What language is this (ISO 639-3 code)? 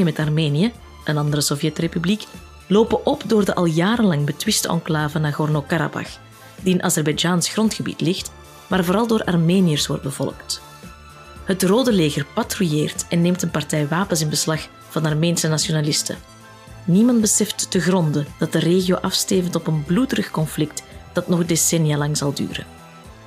nld